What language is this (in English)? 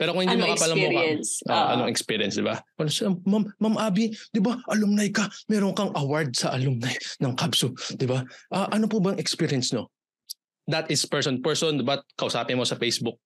Filipino